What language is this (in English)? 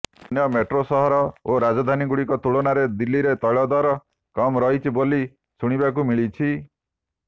Odia